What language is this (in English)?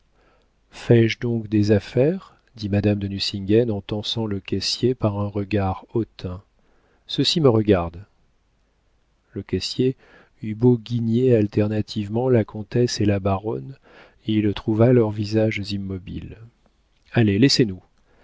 French